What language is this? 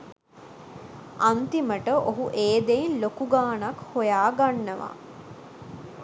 Sinhala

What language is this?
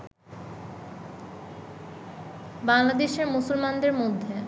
Bangla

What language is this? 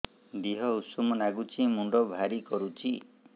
Odia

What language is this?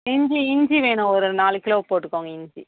Tamil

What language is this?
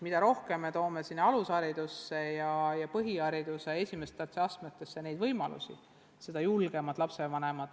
Estonian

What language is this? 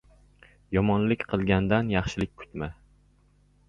Uzbek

